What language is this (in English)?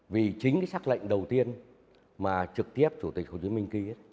Vietnamese